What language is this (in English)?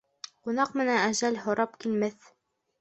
Bashkir